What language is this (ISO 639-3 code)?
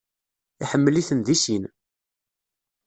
kab